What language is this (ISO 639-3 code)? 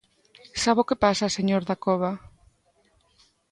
glg